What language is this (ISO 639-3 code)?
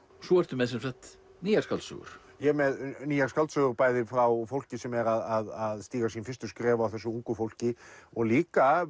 isl